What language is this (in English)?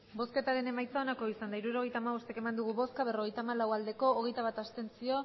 Basque